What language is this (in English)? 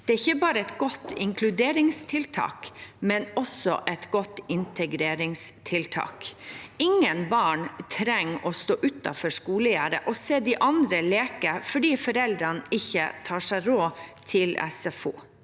Norwegian